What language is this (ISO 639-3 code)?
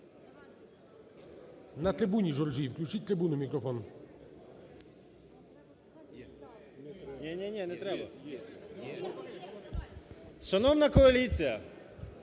ukr